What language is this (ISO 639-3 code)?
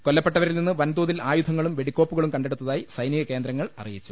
mal